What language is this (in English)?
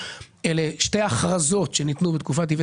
Hebrew